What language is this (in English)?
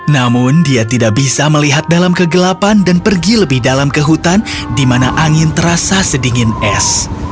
Indonesian